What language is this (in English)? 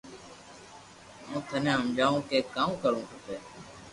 Loarki